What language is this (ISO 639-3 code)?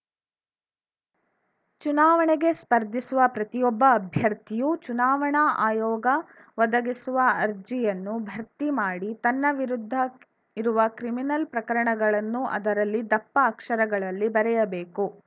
kan